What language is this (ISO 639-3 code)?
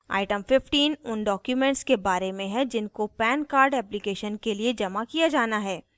hin